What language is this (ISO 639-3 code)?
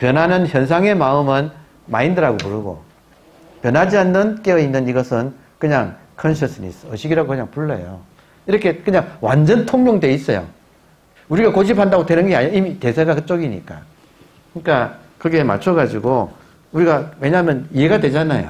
kor